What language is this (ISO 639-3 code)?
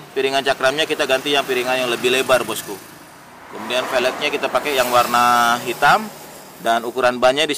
ind